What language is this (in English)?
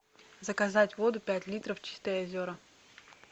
Russian